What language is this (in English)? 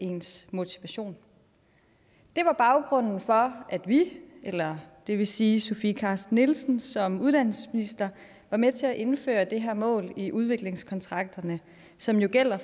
Danish